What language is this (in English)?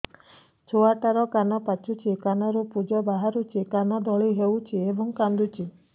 Odia